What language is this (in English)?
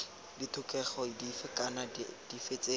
Tswana